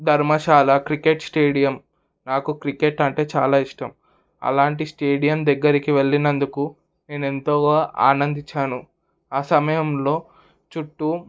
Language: Telugu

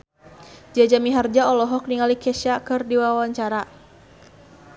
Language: Sundanese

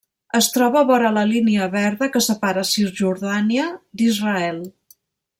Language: Catalan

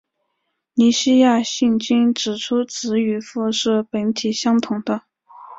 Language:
Chinese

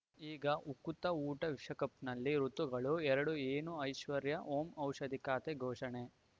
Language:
Kannada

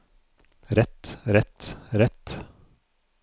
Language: Norwegian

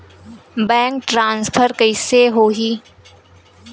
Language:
Chhattisgarhi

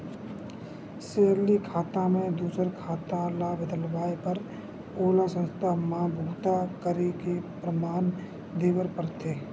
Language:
Chhattisgarhi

